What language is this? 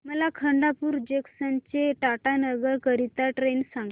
Marathi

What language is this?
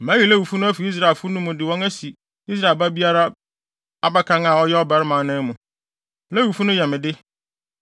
Akan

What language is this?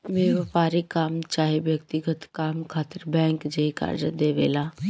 Bhojpuri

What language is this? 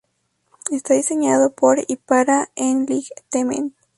Spanish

